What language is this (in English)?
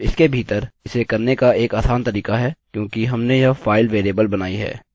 Hindi